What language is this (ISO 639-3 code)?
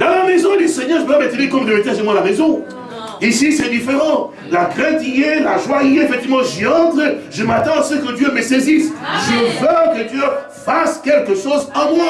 fra